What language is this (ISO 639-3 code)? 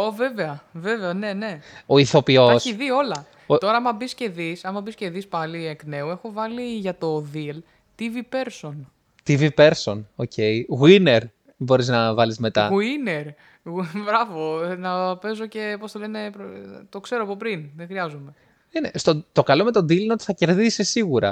ell